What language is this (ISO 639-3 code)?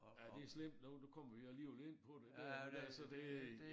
dan